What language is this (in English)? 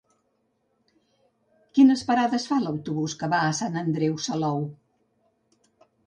Catalan